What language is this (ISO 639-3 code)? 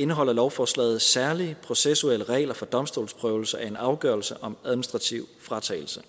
dan